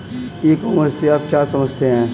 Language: Hindi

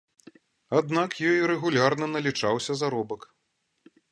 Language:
Belarusian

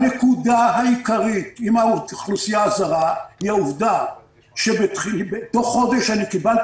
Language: Hebrew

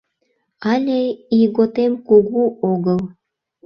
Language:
Mari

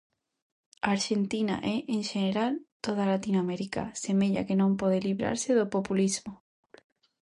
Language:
Galician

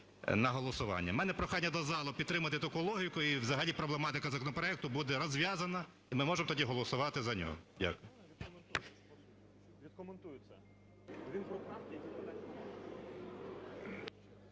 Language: Ukrainian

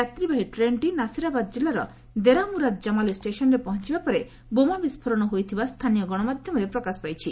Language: Odia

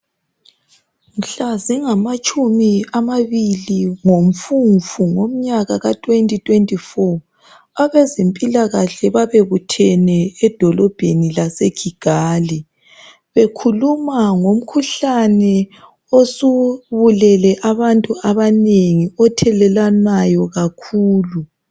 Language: North Ndebele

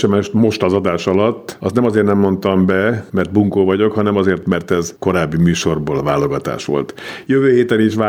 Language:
Hungarian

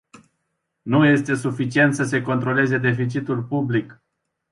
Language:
Romanian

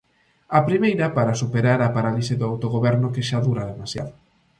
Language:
Galician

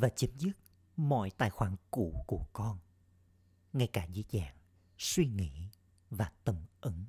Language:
Vietnamese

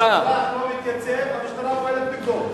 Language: Hebrew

